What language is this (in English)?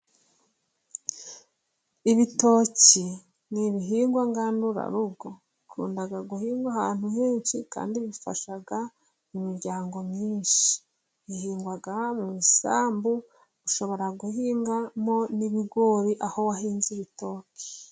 Kinyarwanda